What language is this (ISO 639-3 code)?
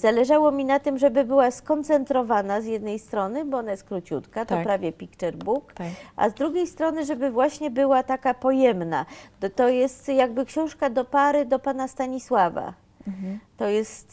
pol